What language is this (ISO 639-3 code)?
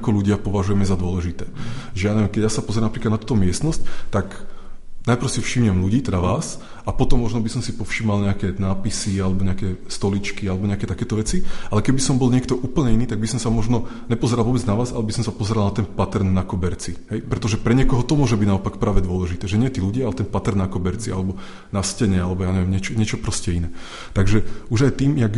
ces